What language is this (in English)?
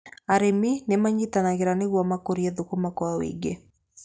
Kikuyu